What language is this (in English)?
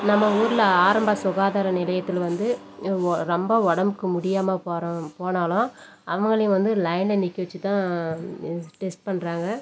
Tamil